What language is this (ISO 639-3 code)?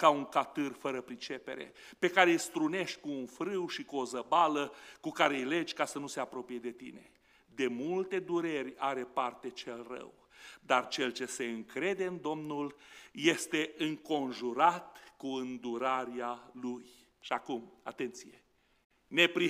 ron